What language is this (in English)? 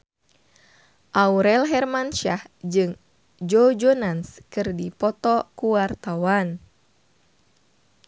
Sundanese